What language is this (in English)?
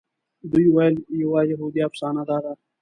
Pashto